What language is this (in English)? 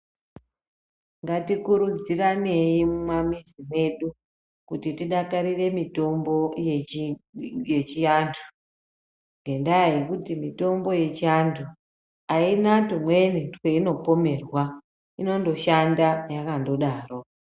Ndau